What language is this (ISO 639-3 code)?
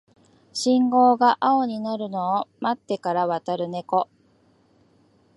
jpn